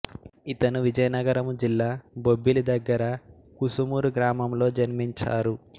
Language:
Telugu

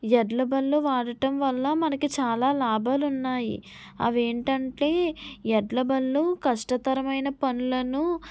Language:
Telugu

